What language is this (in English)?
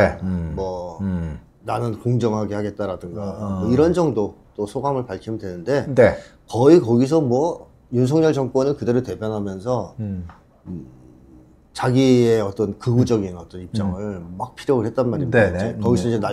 Korean